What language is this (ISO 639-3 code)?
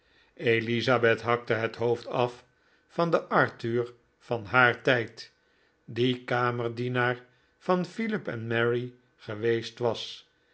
nld